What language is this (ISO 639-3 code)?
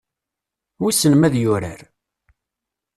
kab